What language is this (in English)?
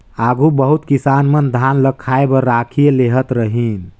Chhattisgarhi